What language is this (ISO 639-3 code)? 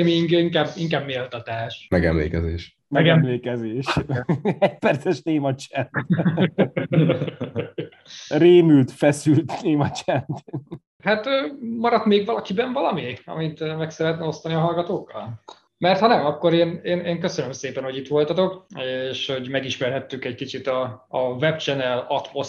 hun